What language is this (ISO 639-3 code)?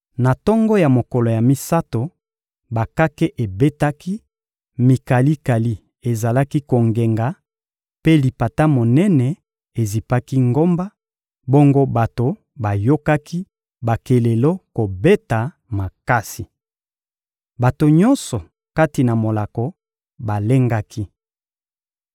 lin